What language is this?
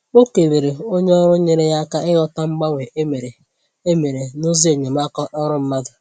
Igbo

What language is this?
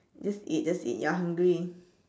English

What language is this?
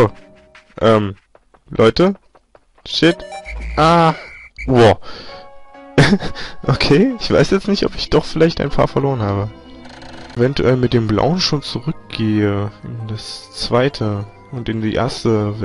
German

